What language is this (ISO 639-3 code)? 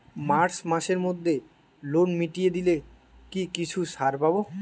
ben